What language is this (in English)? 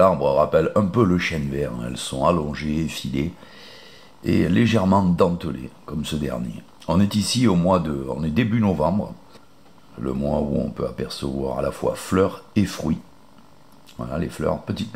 French